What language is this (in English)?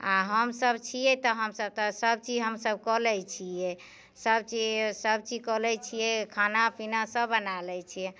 Maithili